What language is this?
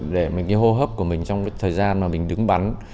Vietnamese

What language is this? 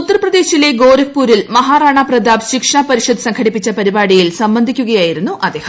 Malayalam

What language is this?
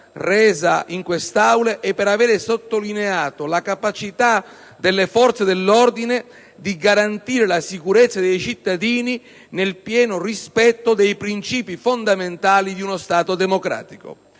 Italian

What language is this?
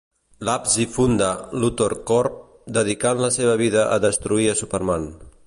Catalan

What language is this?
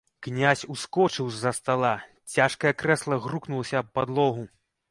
Belarusian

